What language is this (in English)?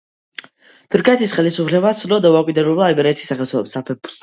Georgian